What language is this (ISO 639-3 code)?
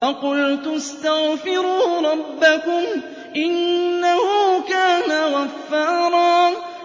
ara